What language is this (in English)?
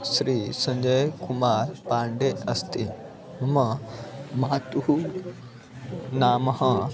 Sanskrit